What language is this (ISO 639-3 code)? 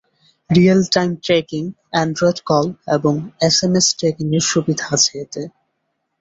ben